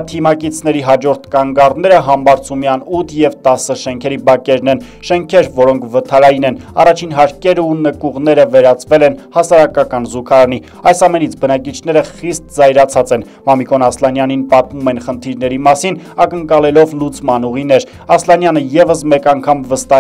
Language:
Romanian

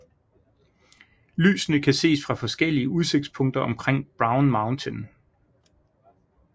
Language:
Danish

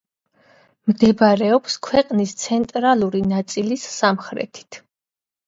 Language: Georgian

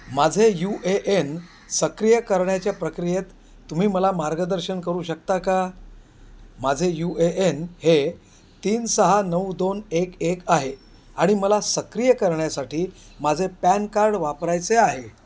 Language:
Marathi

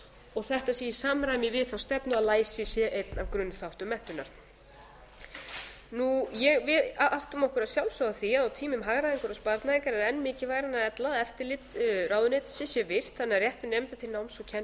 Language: Icelandic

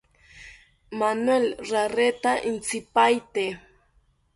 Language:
South Ucayali Ashéninka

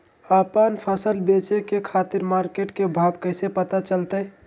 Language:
Magahi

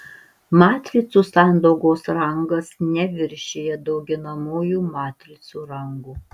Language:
Lithuanian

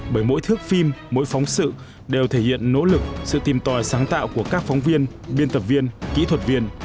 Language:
Vietnamese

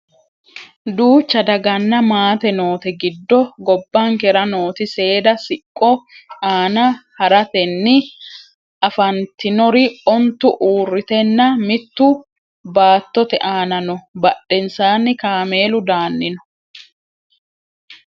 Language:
Sidamo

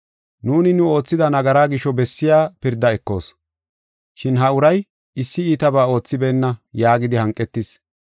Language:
Gofa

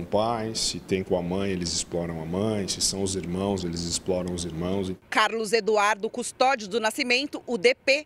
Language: Portuguese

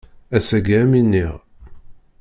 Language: Kabyle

